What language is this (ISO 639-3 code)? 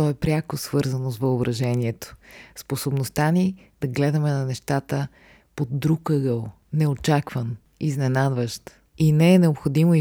bul